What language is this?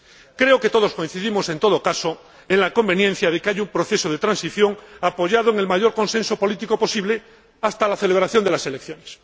Spanish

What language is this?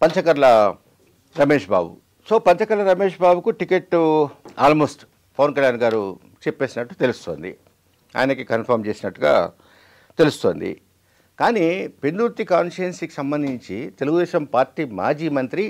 Telugu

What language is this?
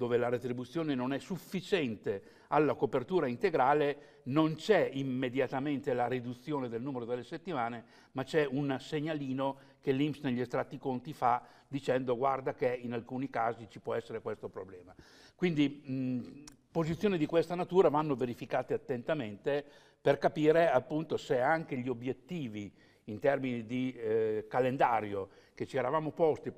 Italian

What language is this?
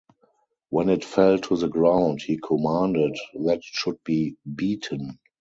English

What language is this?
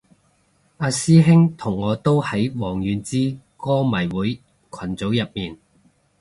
Cantonese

